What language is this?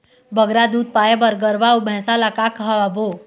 Chhattisgarhi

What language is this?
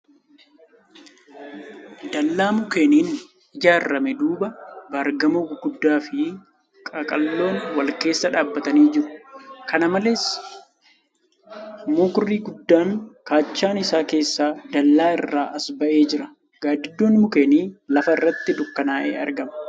Oromo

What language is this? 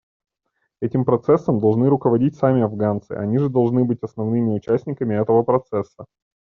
Russian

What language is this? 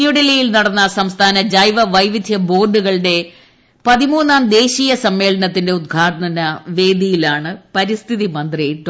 Malayalam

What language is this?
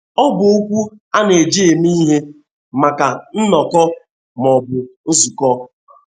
Igbo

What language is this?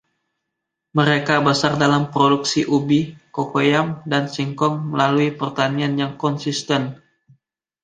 Indonesian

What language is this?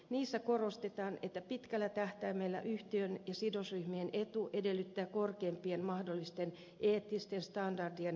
Finnish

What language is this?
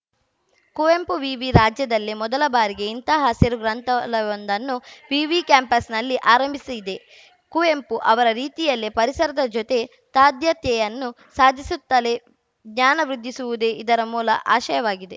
Kannada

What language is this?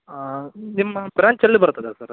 Kannada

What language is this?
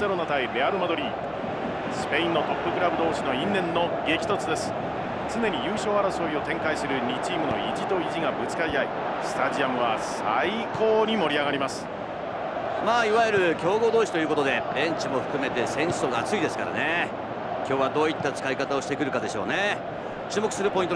Japanese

